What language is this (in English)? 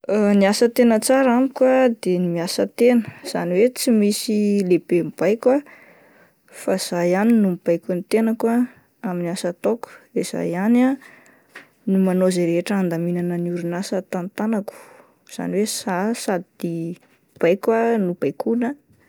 Malagasy